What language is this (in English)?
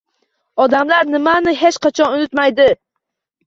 Uzbek